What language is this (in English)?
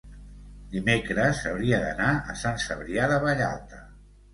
Catalan